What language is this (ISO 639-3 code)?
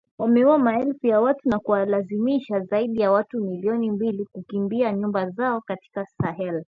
swa